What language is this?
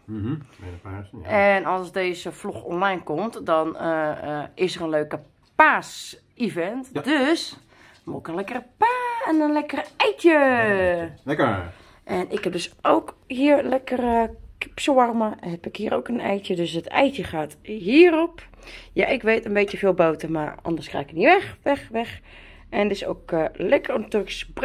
Dutch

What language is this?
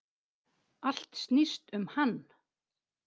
Icelandic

